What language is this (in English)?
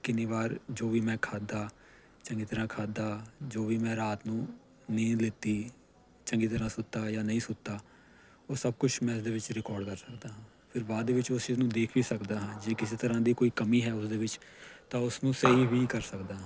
Punjabi